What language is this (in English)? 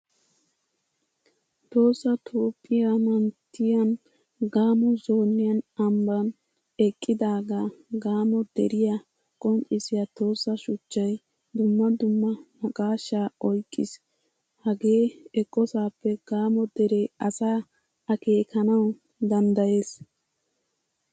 Wolaytta